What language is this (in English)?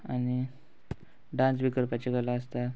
Konkani